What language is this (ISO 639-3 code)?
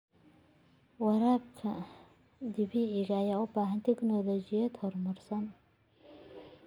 som